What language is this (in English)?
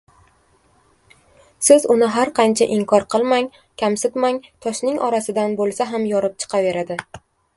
Uzbek